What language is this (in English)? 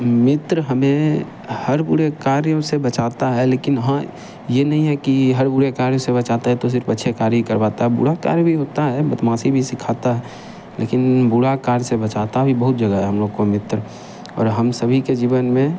Hindi